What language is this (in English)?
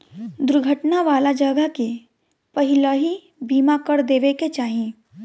Bhojpuri